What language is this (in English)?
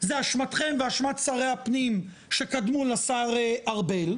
Hebrew